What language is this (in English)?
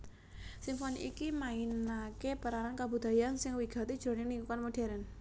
Javanese